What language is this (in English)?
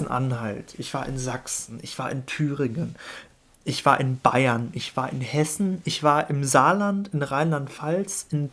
German